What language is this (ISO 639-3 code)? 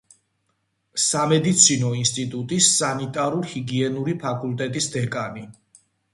kat